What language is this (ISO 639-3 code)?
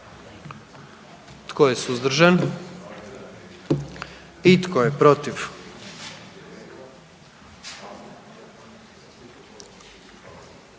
hrv